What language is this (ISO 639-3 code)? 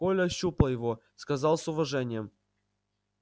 rus